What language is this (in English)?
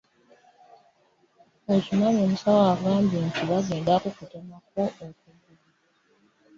Ganda